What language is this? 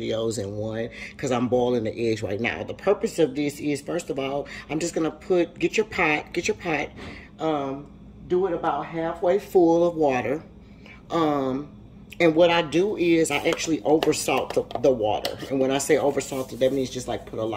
English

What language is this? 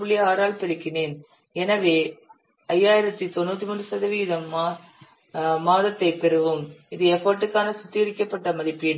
Tamil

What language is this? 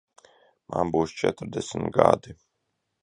Latvian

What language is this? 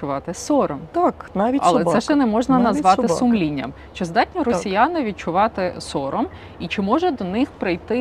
Ukrainian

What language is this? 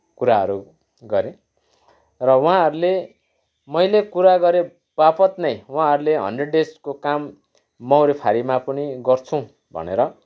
Nepali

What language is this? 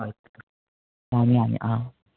Manipuri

